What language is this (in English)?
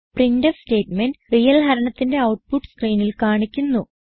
Malayalam